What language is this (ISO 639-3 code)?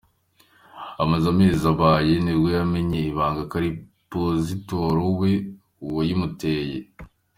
kin